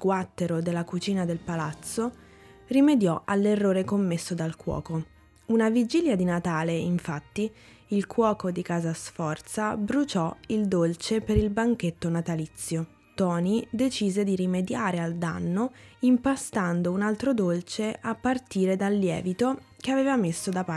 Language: Italian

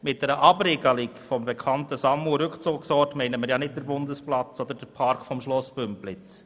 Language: Swiss German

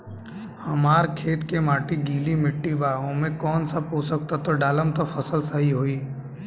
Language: Bhojpuri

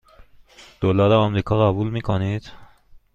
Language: Persian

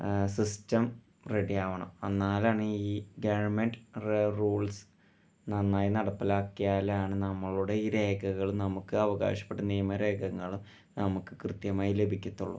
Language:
Malayalam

